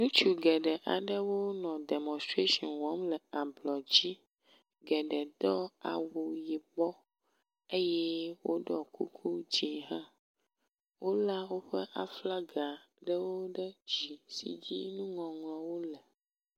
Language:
Ewe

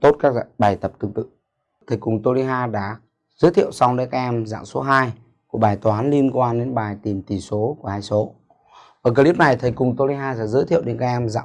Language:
Vietnamese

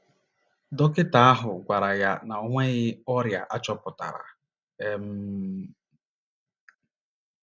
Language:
Igbo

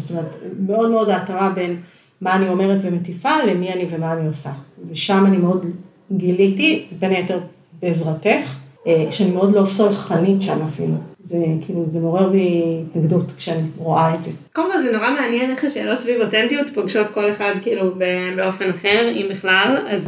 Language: Hebrew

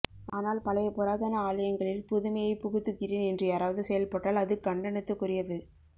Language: Tamil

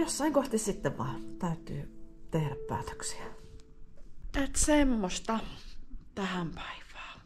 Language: Finnish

